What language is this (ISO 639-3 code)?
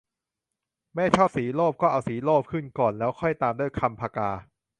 tha